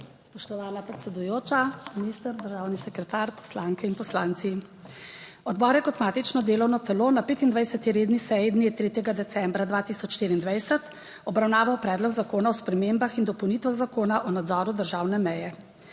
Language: Slovenian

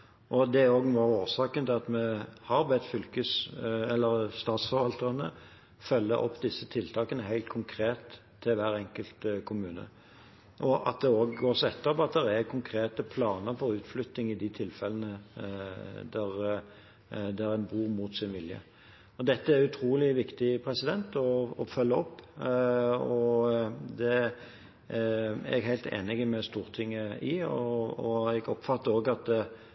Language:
Norwegian Bokmål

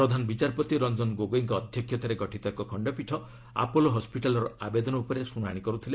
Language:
Odia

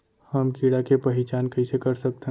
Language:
Chhattisgarhi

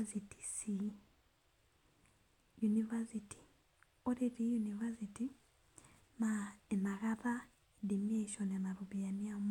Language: Masai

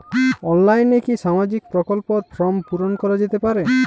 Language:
Bangla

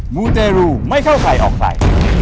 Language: Thai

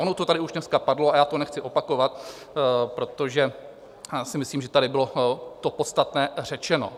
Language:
Czech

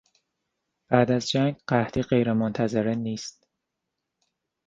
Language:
Persian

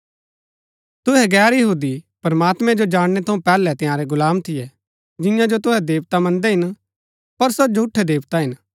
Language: Gaddi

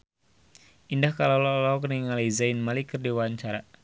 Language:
Sundanese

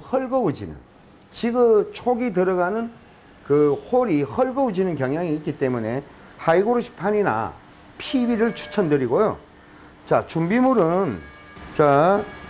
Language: Korean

